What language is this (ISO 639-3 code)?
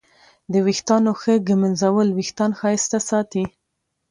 pus